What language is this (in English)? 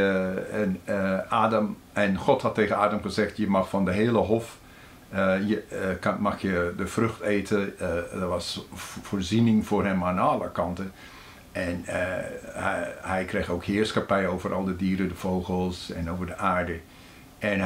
Dutch